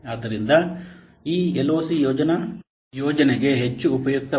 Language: Kannada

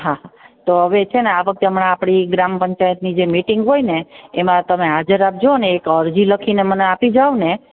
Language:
Gujarati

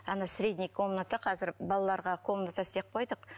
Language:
Kazakh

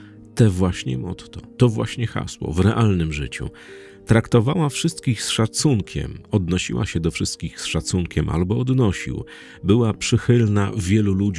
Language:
Polish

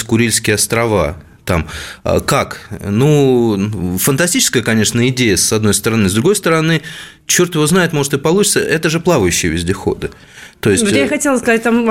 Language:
Russian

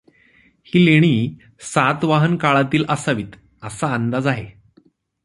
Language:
Marathi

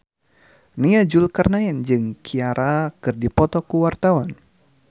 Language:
Sundanese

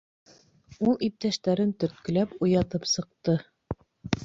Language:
Bashkir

